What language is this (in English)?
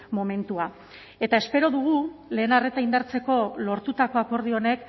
Basque